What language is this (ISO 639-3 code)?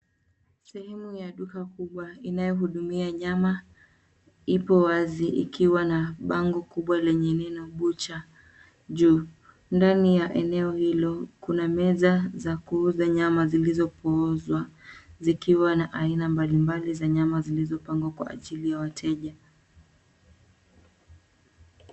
swa